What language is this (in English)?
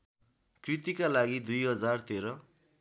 Nepali